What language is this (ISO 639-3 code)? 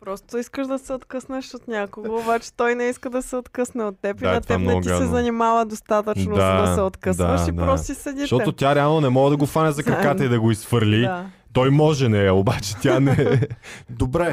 bul